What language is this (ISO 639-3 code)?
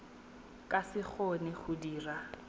tsn